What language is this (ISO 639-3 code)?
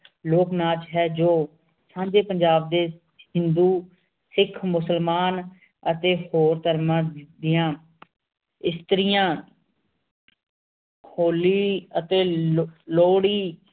pan